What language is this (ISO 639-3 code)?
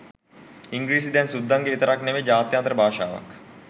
sin